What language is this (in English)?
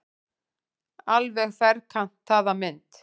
Icelandic